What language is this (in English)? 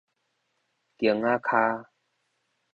Min Nan Chinese